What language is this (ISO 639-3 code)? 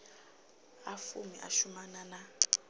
ven